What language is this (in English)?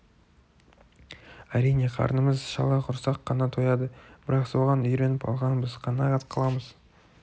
Kazakh